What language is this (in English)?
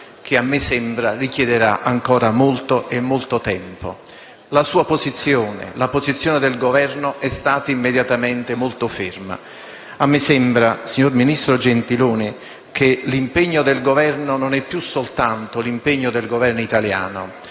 Italian